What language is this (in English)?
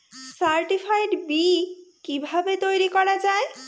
Bangla